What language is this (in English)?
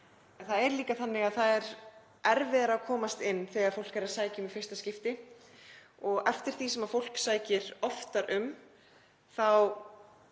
Icelandic